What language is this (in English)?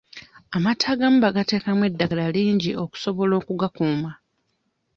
Ganda